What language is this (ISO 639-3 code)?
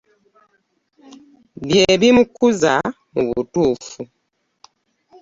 lug